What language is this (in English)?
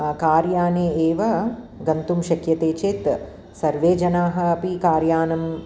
Sanskrit